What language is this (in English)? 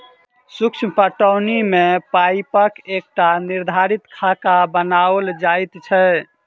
Maithili